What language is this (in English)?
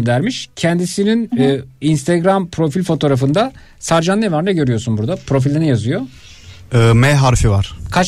Turkish